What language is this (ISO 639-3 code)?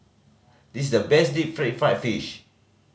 eng